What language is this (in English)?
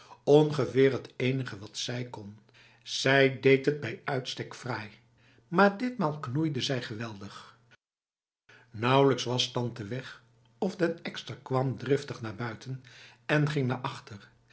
Dutch